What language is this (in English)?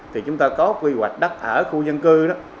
Vietnamese